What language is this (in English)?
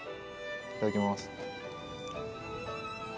Japanese